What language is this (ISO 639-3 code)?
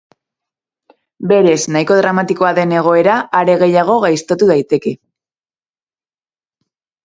eus